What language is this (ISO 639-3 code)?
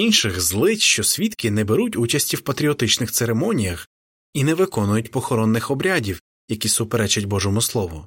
ukr